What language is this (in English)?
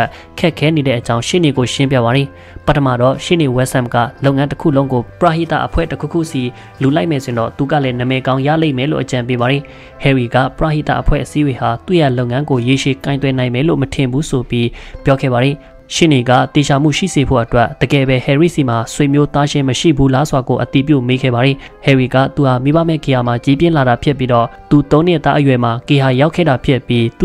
Thai